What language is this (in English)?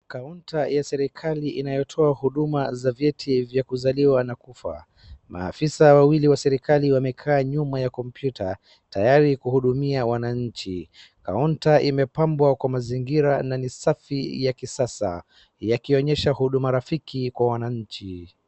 Swahili